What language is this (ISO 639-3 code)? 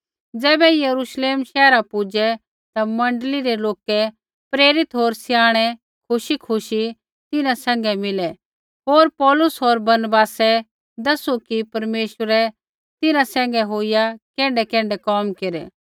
kfx